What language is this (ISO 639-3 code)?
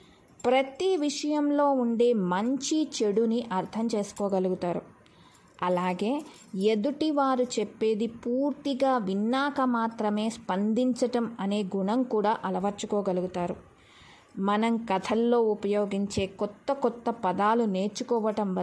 tel